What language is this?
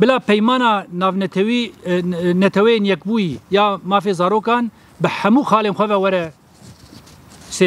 Arabic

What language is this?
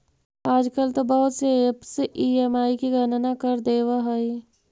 Magahi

